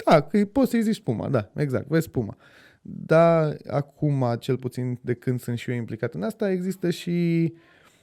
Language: Romanian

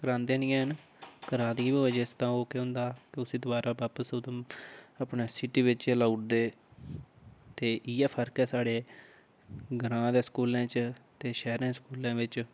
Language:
Dogri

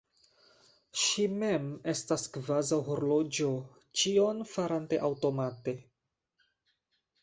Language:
Esperanto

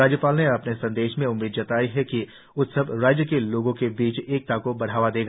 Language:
Hindi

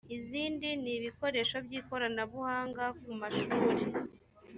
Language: Kinyarwanda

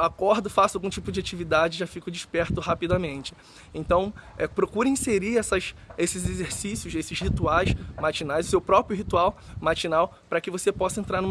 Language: Portuguese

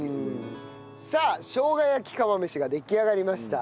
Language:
Japanese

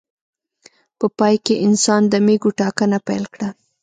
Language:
Pashto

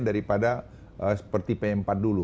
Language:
Indonesian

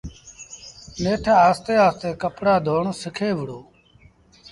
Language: Sindhi Bhil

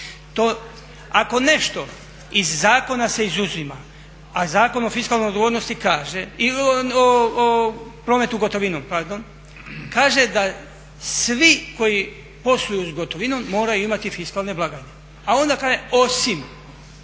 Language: Croatian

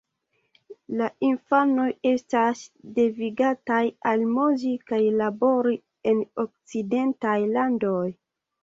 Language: Esperanto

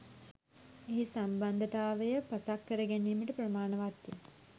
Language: Sinhala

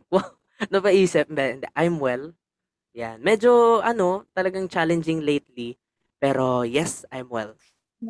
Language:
Filipino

